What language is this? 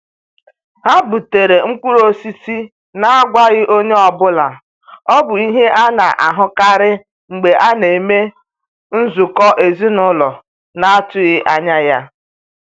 Igbo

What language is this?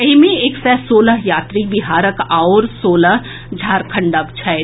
Maithili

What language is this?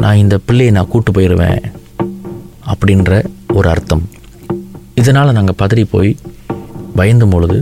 Tamil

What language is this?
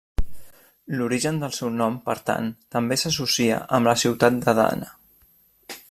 Catalan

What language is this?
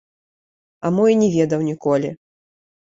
Belarusian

